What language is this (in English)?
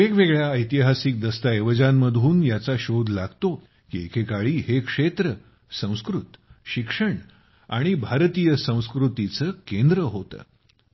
Marathi